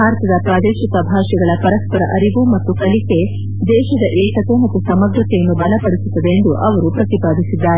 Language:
Kannada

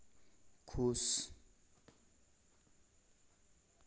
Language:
Hindi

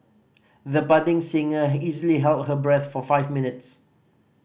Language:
English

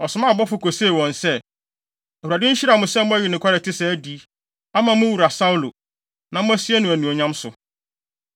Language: Akan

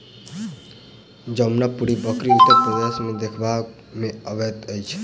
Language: Maithili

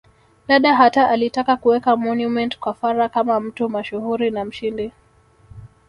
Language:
Swahili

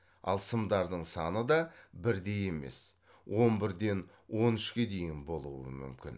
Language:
Kazakh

